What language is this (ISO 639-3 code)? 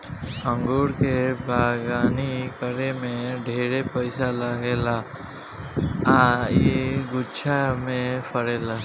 bho